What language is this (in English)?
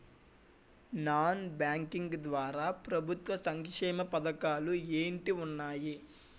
Telugu